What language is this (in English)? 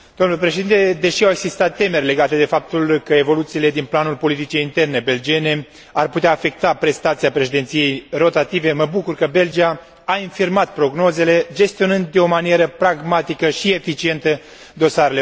Romanian